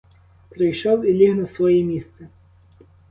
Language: Ukrainian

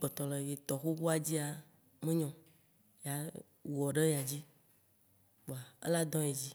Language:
Waci Gbe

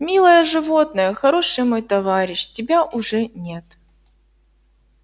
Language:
Russian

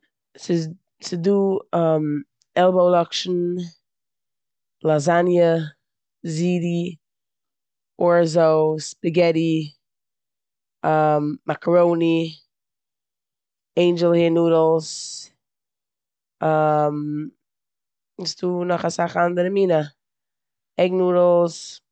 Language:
Yiddish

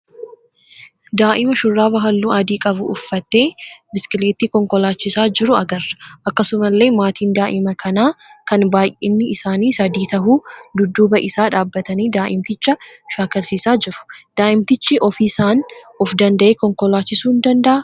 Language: Oromo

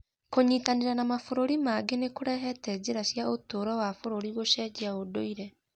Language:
Kikuyu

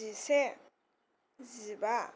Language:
Bodo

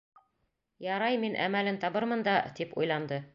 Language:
Bashkir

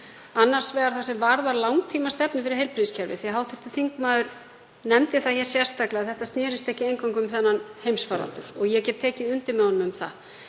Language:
Icelandic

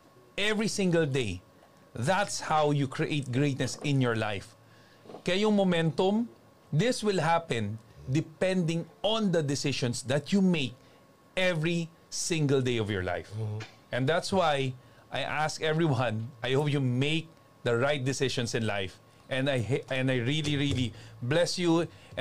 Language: Filipino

